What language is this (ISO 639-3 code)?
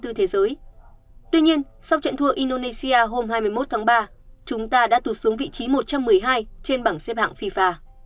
vie